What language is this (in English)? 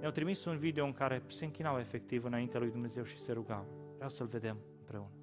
Romanian